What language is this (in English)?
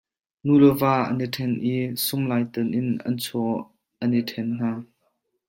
Hakha Chin